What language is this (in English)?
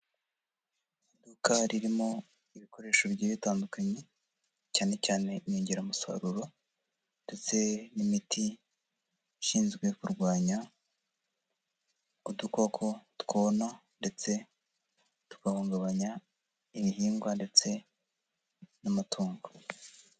Kinyarwanda